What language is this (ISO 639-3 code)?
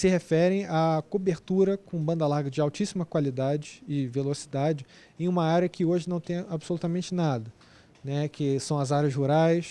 por